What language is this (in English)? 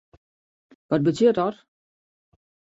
Western Frisian